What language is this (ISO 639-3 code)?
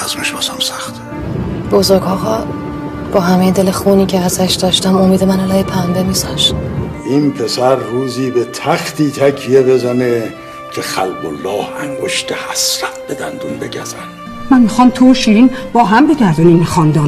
fas